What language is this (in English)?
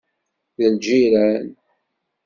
Kabyle